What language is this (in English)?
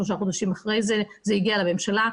Hebrew